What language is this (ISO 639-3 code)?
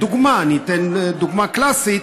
heb